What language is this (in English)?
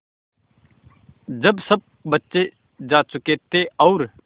Hindi